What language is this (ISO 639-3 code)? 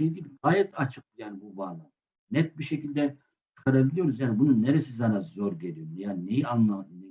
tur